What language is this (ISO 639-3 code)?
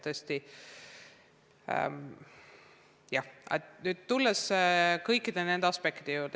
est